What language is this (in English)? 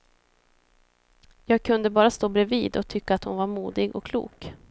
Swedish